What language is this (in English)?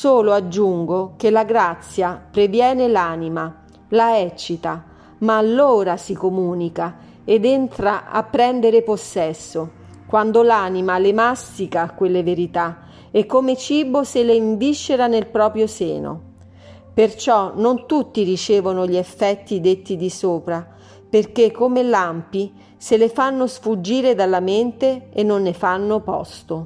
Italian